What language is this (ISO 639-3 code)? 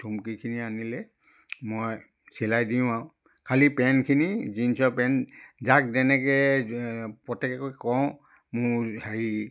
asm